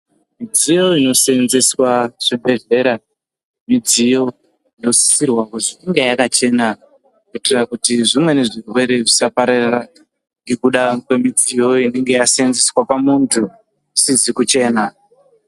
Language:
Ndau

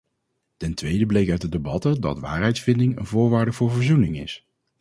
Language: Dutch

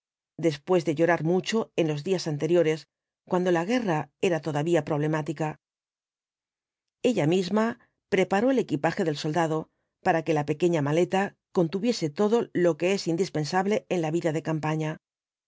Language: Spanish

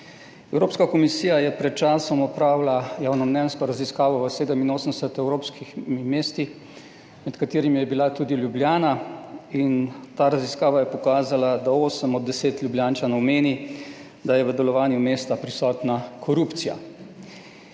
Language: Slovenian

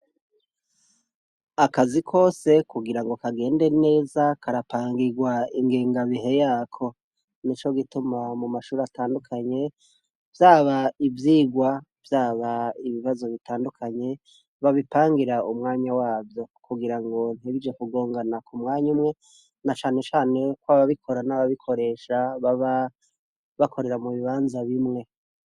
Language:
Rundi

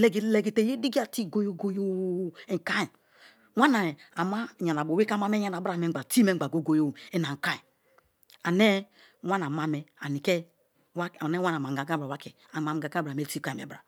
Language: Kalabari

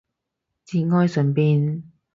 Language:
Cantonese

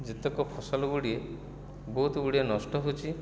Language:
Odia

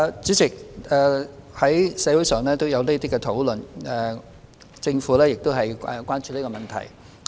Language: Cantonese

